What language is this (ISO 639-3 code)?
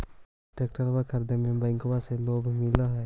mag